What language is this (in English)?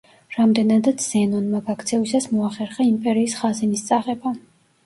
Georgian